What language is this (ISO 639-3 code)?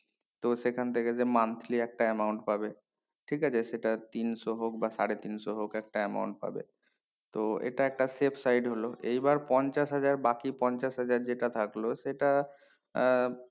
ben